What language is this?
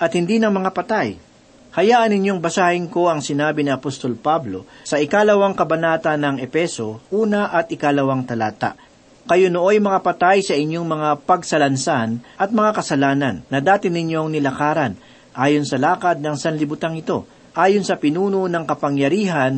Filipino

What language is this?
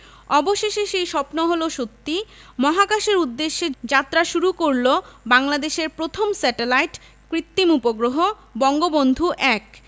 Bangla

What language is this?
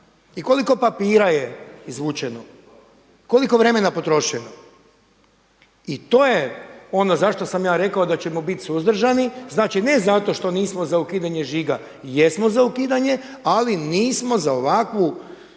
Croatian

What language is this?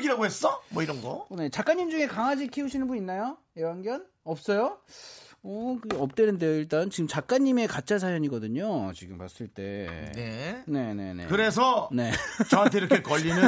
Korean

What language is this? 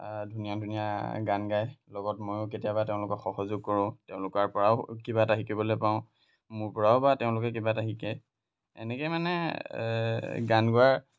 Assamese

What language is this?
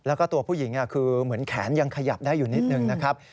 Thai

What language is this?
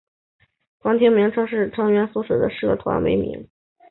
Chinese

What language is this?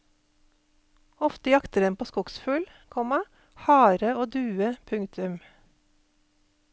Norwegian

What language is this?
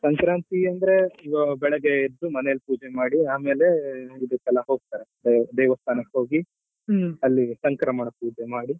Kannada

